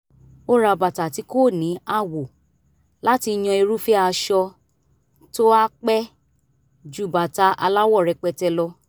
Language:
Yoruba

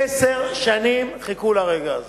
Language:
Hebrew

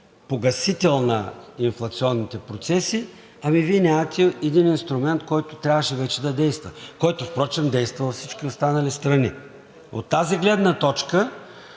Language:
Bulgarian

